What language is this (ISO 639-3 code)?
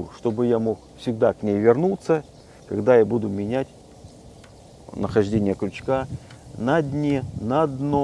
rus